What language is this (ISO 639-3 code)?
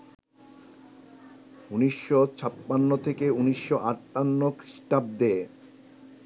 ben